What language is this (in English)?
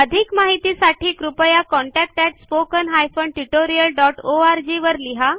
Marathi